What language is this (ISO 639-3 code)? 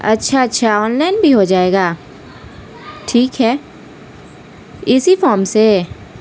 urd